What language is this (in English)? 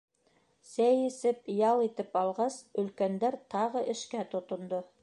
Bashkir